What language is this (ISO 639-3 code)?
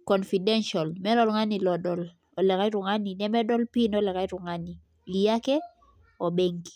mas